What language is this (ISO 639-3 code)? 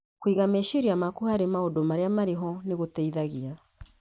kik